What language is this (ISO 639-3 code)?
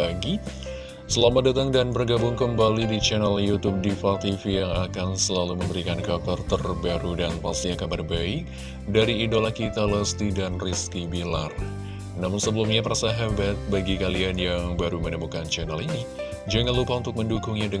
ind